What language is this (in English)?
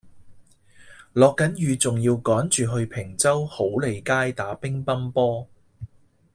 Cantonese